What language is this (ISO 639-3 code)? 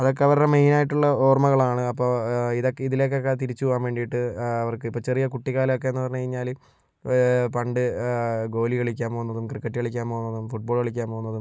mal